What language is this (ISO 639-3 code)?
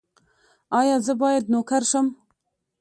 pus